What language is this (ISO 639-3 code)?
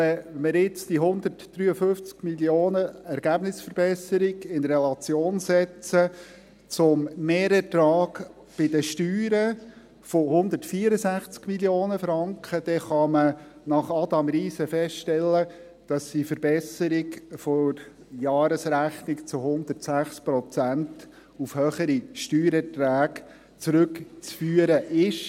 gsw